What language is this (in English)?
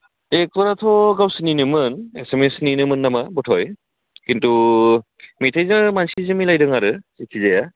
Bodo